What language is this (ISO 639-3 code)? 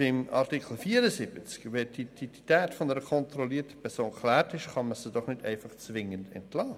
gsw